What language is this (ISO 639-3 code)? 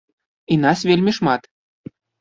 bel